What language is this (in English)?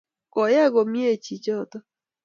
Kalenjin